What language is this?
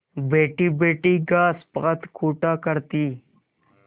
Hindi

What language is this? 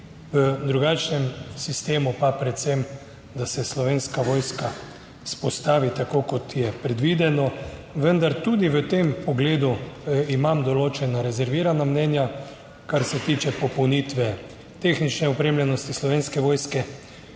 Slovenian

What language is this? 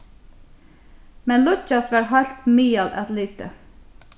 Faroese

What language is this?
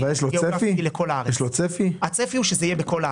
Hebrew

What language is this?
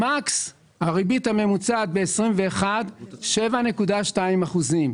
Hebrew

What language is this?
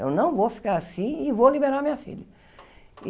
Portuguese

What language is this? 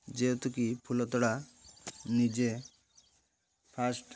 Odia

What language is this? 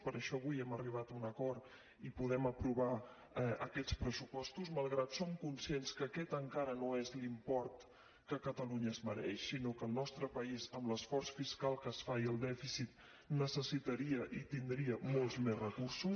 Catalan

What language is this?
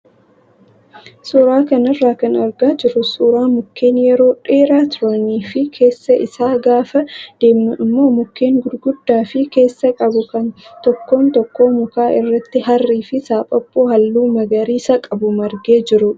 Oromo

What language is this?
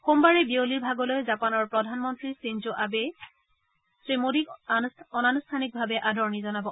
Assamese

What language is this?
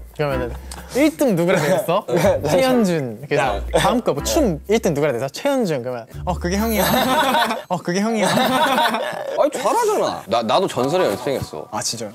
Korean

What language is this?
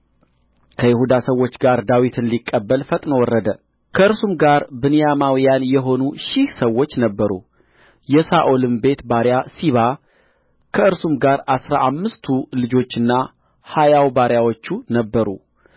Amharic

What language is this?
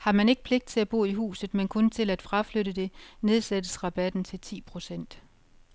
Danish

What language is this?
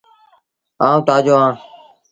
Sindhi Bhil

